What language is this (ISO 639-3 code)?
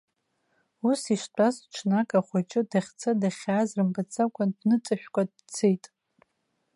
abk